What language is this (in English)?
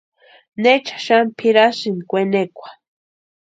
Western Highland Purepecha